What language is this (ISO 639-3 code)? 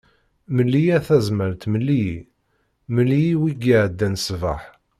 kab